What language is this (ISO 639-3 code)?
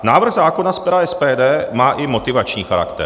ces